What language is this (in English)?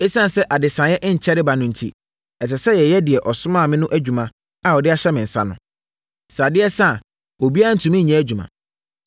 Akan